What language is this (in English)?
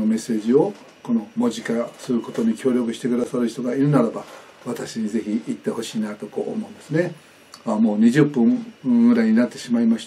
Japanese